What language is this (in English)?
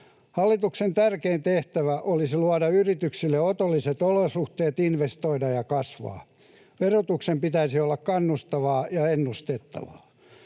Finnish